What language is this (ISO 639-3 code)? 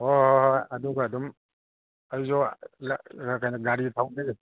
mni